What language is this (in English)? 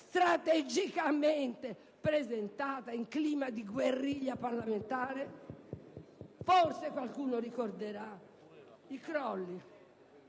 Italian